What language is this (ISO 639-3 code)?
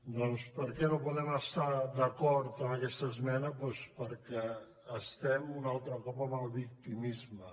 cat